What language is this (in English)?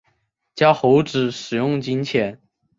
Chinese